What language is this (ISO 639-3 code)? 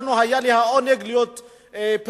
heb